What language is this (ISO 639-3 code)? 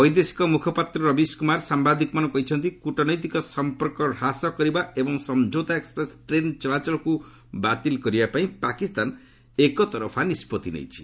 ori